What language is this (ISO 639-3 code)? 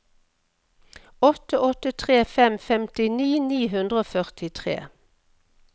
nor